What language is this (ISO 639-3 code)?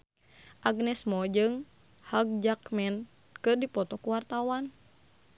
sun